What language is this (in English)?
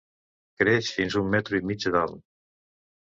Catalan